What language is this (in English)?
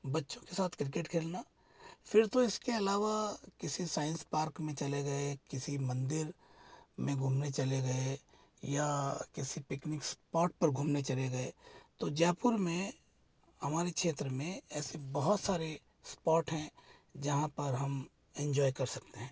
Hindi